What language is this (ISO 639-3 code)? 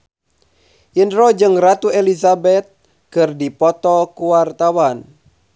sun